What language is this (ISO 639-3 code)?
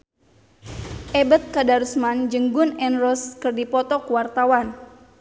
sun